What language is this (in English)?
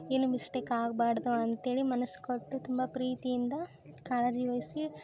Kannada